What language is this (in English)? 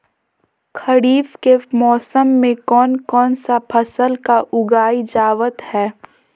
Magahi